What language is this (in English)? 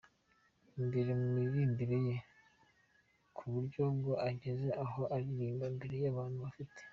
Kinyarwanda